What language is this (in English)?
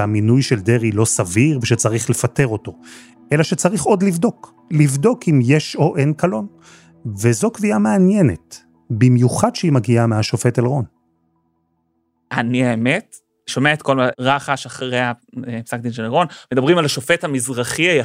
Hebrew